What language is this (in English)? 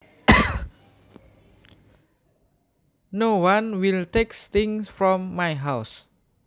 Javanese